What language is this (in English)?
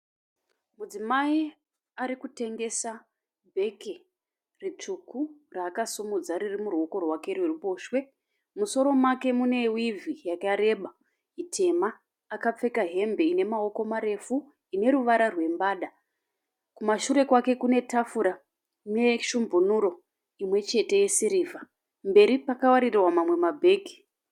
Shona